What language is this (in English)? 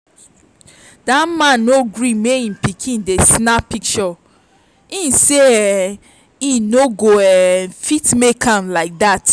Nigerian Pidgin